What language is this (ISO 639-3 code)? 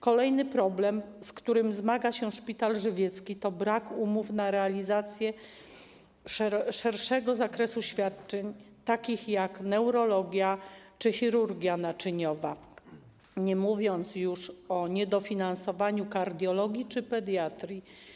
pol